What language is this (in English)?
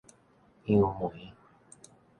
Min Nan Chinese